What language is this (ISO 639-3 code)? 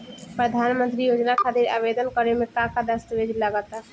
bho